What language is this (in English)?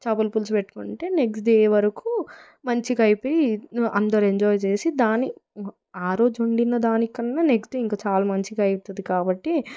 Telugu